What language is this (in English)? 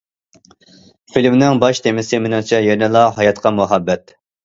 Uyghur